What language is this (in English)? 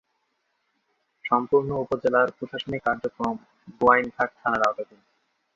Bangla